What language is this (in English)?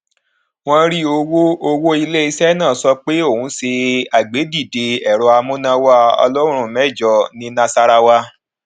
Yoruba